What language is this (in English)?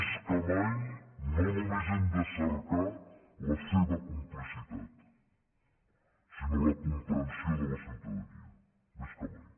Catalan